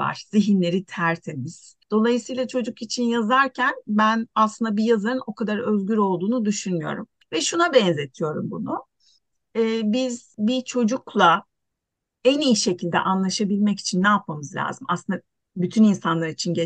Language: Turkish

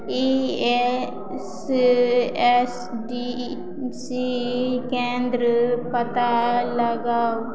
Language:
Maithili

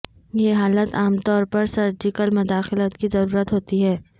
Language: Urdu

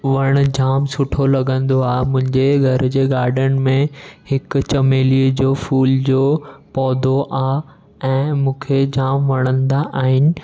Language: Sindhi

